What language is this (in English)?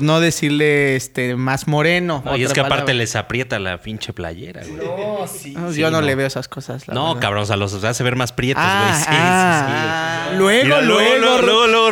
Spanish